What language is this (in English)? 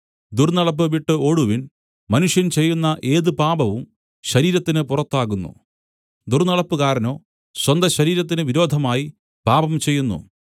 Malayalam